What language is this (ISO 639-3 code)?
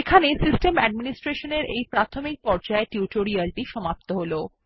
ben